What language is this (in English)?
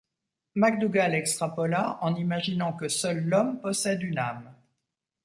French